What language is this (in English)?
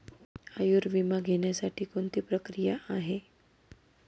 Marathi